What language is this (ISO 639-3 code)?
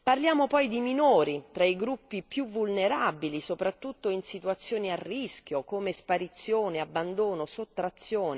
ita